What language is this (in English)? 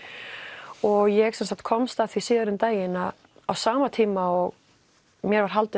Icelandic